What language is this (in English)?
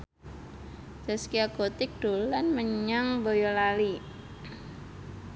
Javanese